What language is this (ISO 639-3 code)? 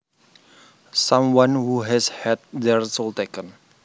jav